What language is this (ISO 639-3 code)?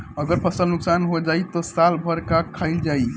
bho